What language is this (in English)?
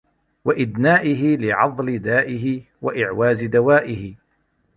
Arabic